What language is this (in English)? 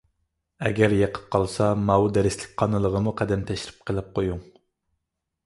Uyghur